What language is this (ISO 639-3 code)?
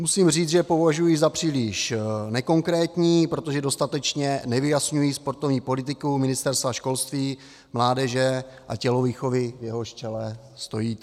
ces